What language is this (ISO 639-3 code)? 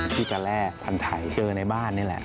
tha